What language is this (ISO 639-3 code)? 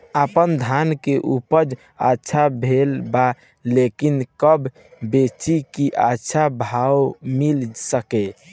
bho